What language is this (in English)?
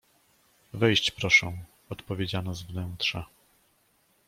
Polish